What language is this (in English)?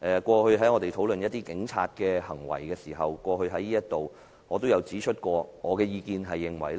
Cantonese